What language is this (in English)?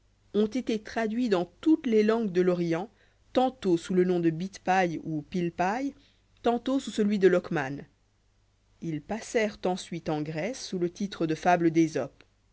French